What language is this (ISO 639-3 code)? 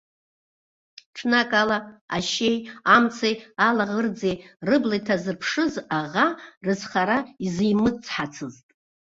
abk